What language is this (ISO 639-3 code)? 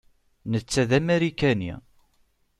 kab